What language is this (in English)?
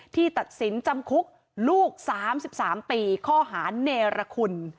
Thai